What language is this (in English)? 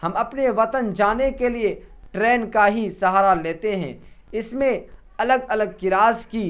Urdu